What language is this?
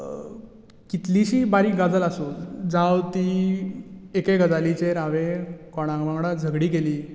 Konkani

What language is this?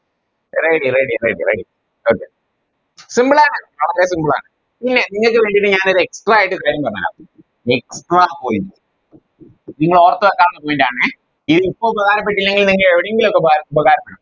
Malayalam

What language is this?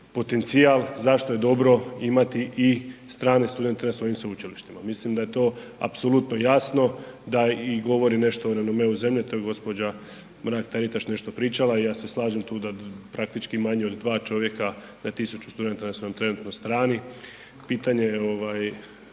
Croatian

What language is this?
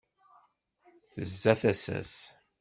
Kabyle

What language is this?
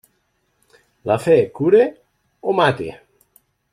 Catalan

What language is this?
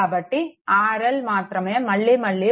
Telugu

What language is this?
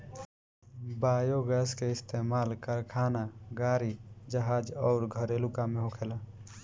Bhojpuri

